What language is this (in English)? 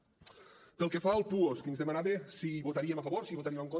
Catalan